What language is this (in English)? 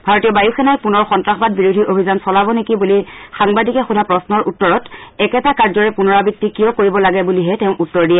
Assamese